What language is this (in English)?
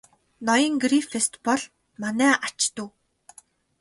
Mongolian